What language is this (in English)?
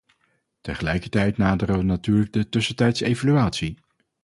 Dutch